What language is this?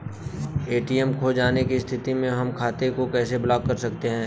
Bhojpuri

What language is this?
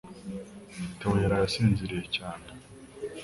Kinyarwanda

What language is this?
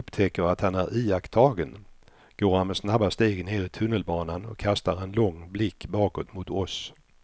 Swedish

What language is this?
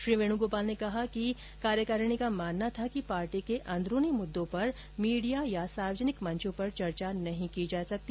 Hindi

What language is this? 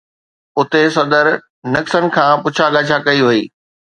Sindhi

